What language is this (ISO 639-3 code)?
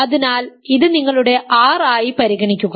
mal